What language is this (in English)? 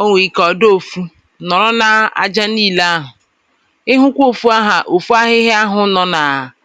Igbo